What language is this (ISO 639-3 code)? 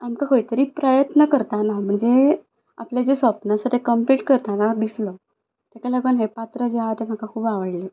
kok